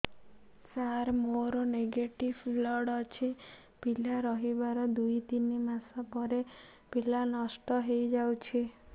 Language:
Odia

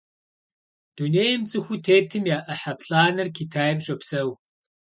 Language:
Kabardian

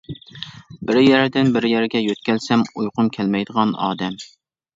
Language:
Uyghur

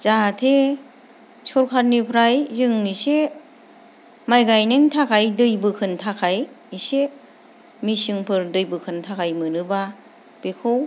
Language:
Bodo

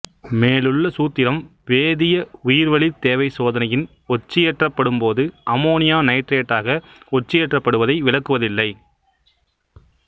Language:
Tamil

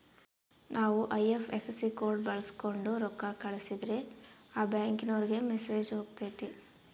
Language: Kannada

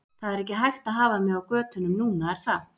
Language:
Icelandic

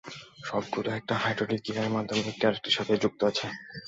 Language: Bangla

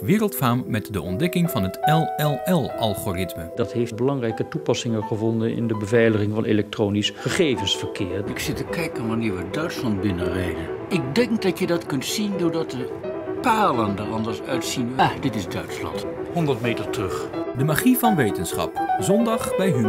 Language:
Dutch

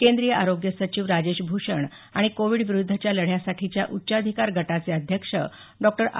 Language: Marathi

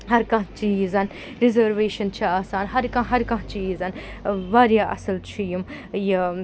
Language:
Kashmiri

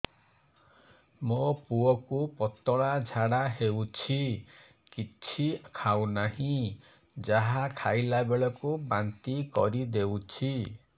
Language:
Odia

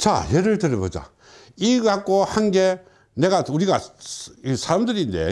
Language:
Korean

